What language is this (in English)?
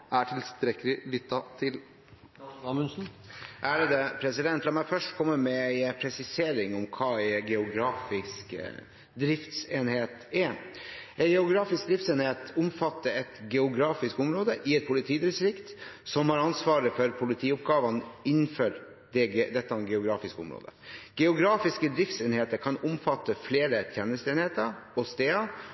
Norwegian Bokmål